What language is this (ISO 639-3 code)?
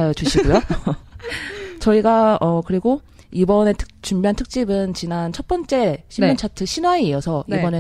kor